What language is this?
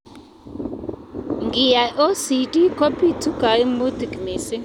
Kalenjin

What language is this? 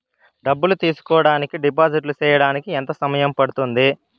Telugu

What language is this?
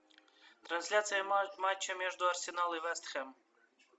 Russian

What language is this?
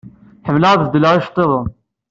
Kabyle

